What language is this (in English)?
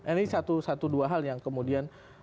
Indonesian